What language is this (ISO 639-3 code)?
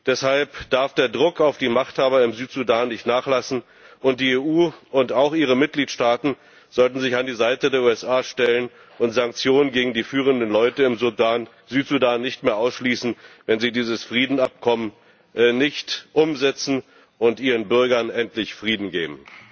deu